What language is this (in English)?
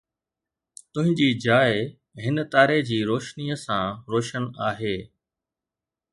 Sindhi